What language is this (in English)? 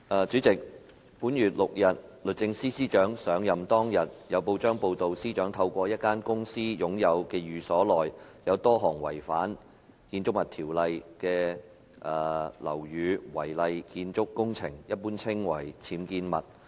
Cantonese